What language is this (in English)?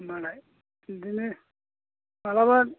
Bodo